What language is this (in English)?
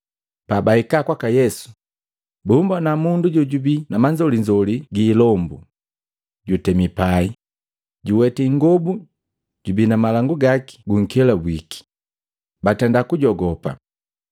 Matengo